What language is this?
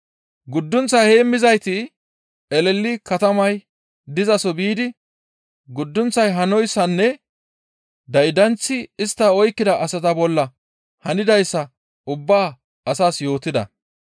Gamo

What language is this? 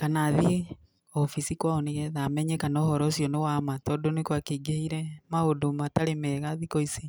Kikuyu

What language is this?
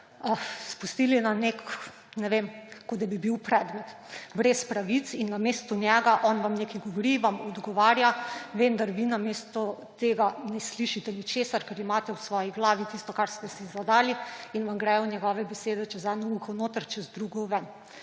Slovenian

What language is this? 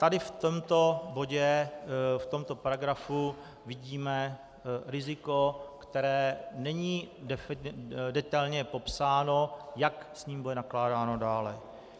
Czech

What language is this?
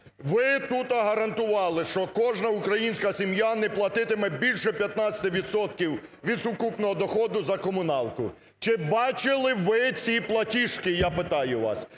Ukrainian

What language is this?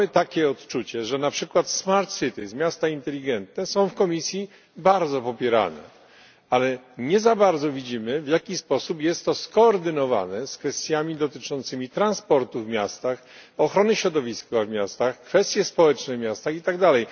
Polish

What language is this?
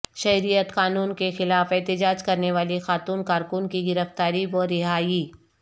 Urdu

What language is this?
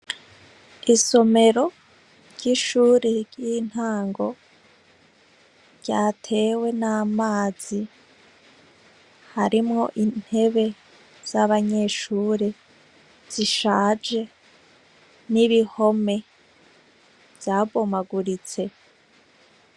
Rundi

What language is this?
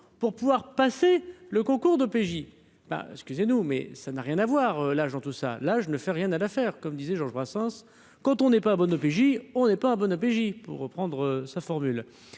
French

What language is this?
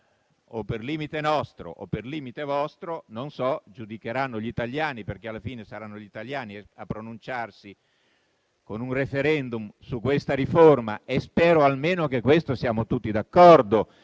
Italian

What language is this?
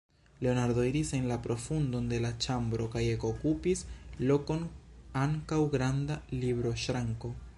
Esperanto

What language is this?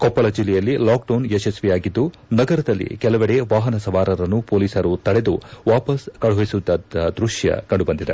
Kannada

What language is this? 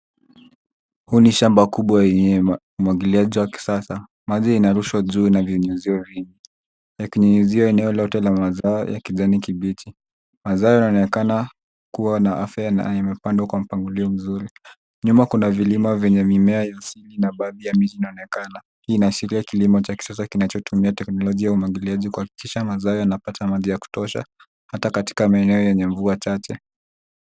Swahili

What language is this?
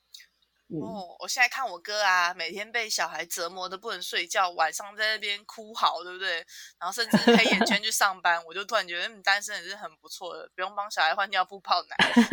Chinese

